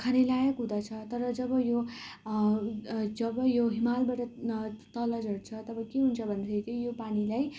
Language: Nepali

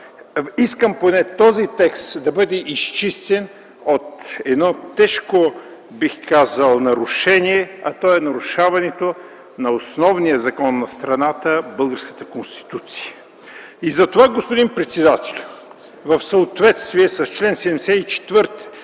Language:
Bulgarian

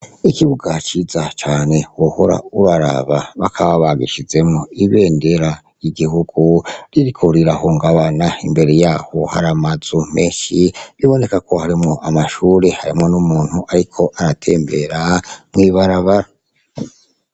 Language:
Rundi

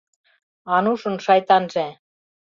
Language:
Mari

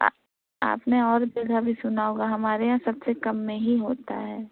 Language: Urdu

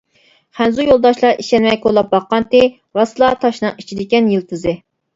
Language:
Uyghur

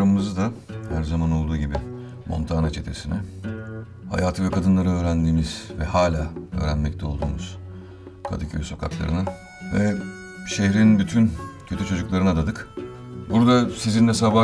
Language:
Turkish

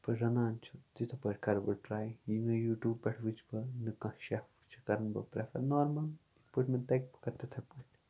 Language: Kashmiri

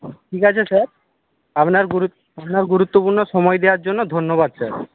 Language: Bangla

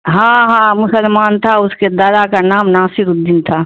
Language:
Urdu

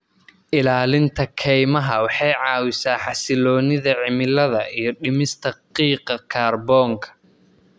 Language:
Somali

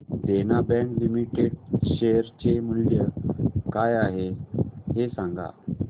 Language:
Marathi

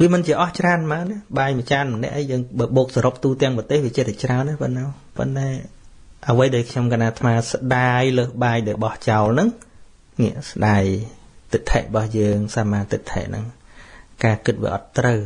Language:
Vietnamese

